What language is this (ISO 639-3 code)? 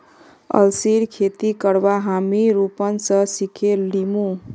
mag